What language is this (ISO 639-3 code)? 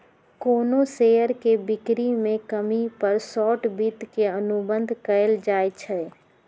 mag